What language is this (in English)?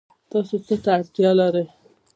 Pashto